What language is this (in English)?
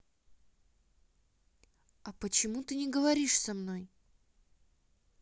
Russian